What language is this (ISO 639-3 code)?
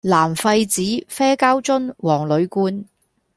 yue